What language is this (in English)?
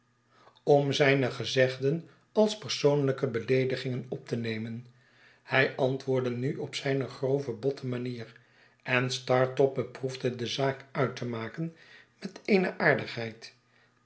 Dutch